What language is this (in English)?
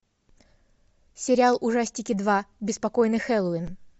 Russian